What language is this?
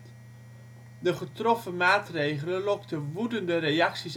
Dutch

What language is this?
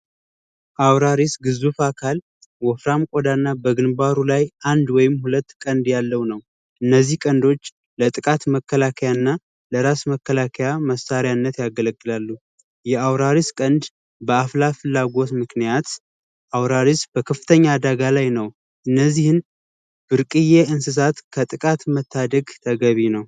Amharic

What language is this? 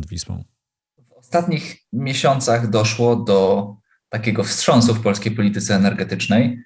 Polish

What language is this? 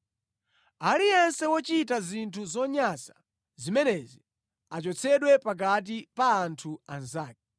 Nyanja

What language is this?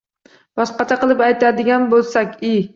Uzbek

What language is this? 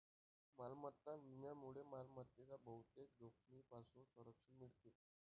Marathi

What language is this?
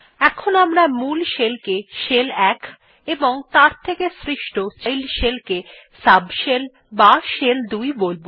Bangla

